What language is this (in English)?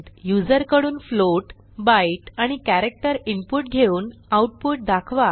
Marathi